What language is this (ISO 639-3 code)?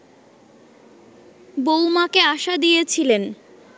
ben